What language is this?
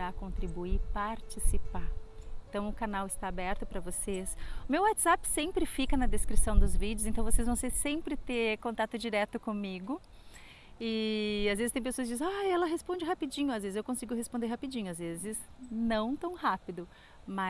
Portuguese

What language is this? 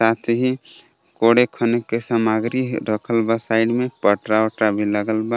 Bhojpuri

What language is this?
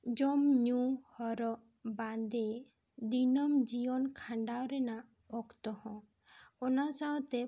Santali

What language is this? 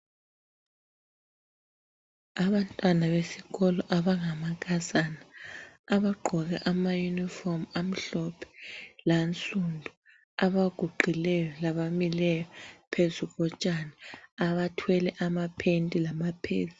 North Ndebele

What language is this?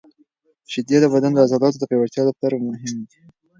Pashto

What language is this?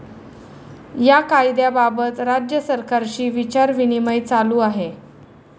Marathi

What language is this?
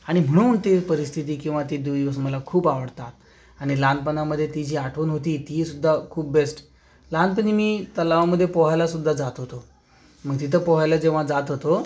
Marathi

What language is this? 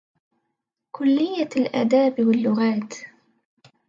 Arabic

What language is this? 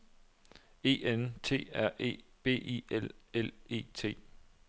Danish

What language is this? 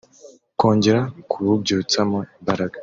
Kinyarwanda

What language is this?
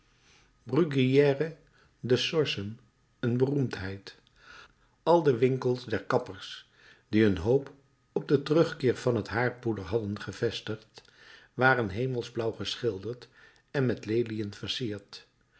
Dutch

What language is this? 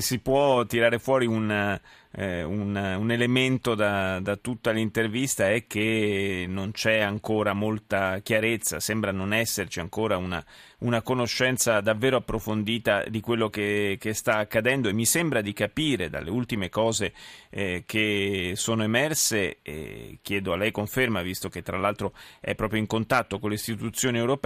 Italian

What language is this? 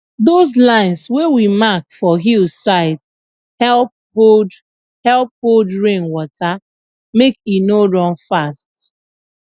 Nigerian Pidgin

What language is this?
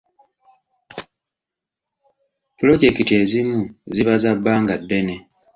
Ganda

